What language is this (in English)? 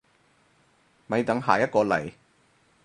Cantonese